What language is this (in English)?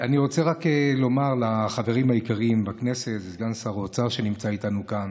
Hebrew